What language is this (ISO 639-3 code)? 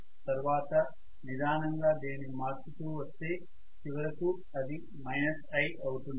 tel